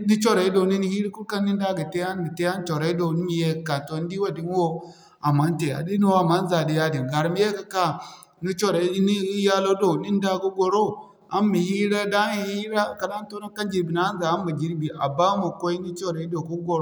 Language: Zarma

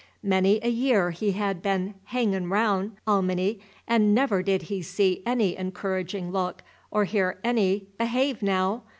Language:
English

